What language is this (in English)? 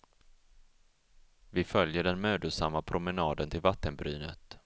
Swedish